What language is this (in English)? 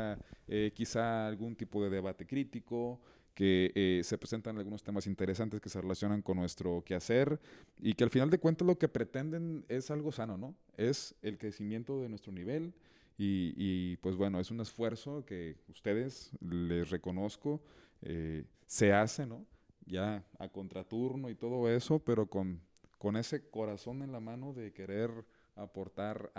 Spanish